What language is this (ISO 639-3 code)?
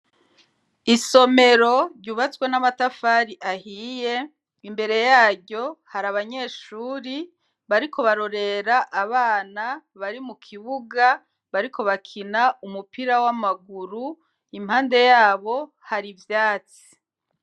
run